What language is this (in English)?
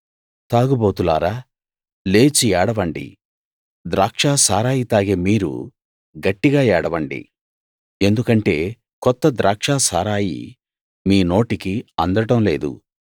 Telugu